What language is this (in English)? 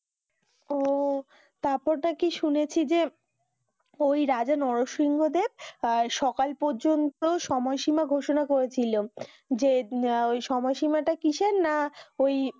Bangla